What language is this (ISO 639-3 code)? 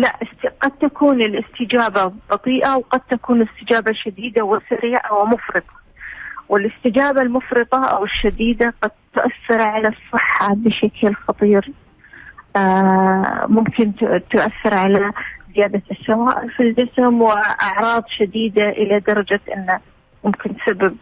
ara